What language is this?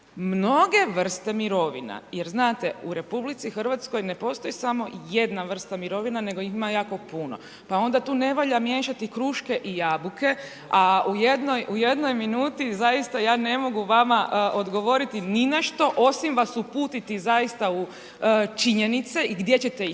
Croatian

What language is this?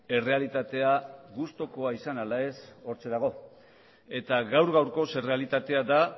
Basque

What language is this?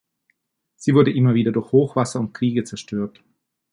German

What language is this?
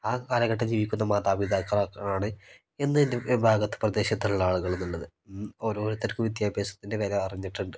Malayalam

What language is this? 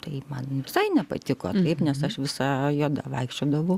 Lithuanian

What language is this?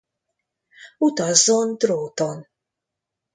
Hungarian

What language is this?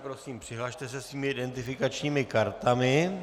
Czech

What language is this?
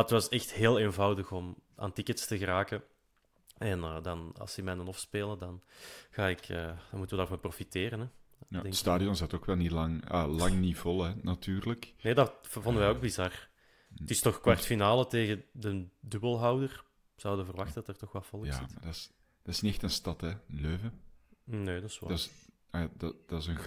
Dutch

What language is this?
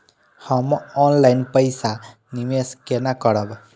Maithili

